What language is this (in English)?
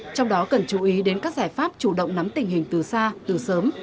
Vietnamese